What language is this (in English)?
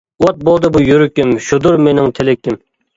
Uyghur